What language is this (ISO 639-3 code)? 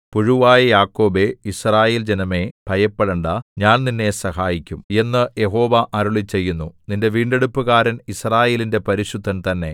mal